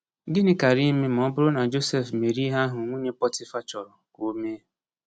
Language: Igbo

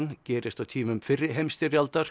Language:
Icelandic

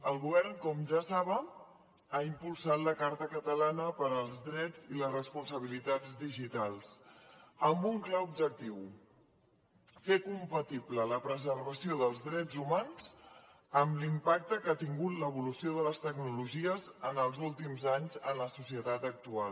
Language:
Catalan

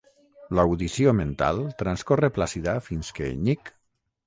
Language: Catalan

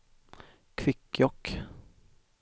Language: Swedish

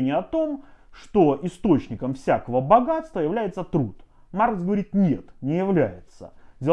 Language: Russian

